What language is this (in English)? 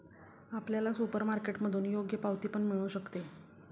Marathi